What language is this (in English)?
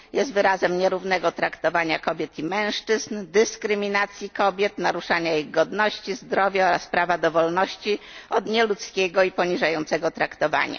Polish